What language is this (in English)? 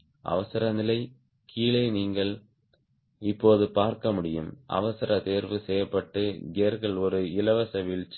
Tamil